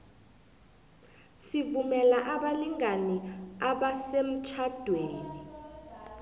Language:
South Ndebele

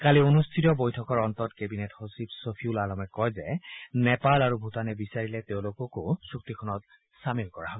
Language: Assamese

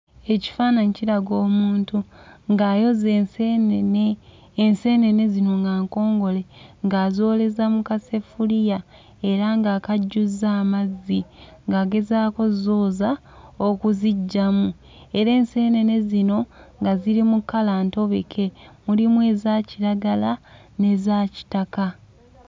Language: Ganda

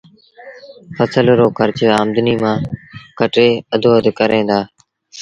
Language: Sindhi Bhil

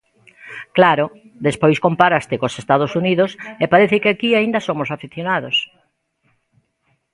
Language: Galician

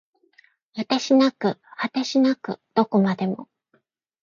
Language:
Japanese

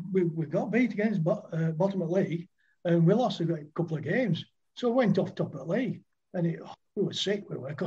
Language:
English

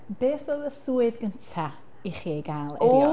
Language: Welsh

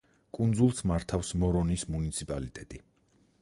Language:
Georgian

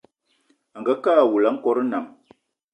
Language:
Eton (Cameroon)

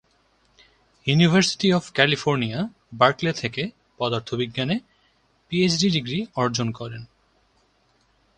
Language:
Bangla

